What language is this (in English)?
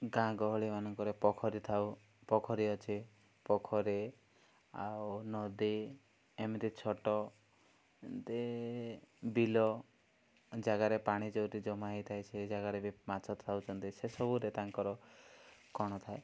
Odia